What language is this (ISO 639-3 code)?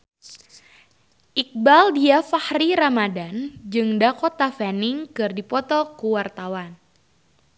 sun